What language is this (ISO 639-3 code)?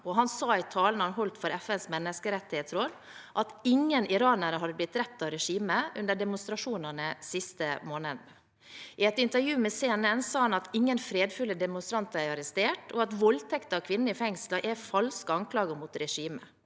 nor